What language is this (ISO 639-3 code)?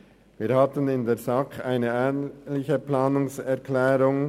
gsw